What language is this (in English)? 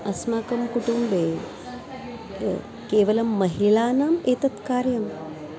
Sanskrit